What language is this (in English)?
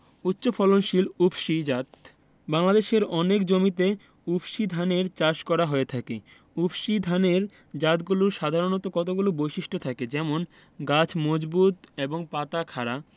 Bangla